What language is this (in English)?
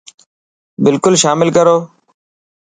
Dhatki